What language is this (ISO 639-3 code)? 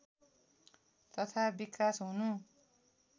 nep